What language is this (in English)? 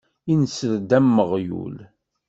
Kabyle